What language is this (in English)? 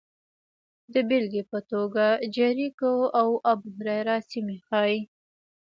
Pashto